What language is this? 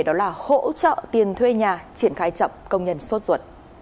Vietnamese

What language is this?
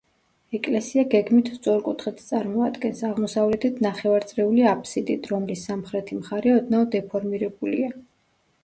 Georgian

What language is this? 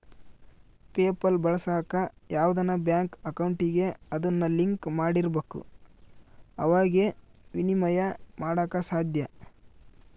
Kannada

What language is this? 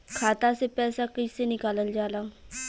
Bhojpuri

